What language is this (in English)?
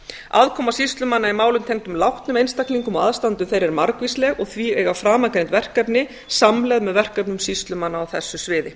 Icelandic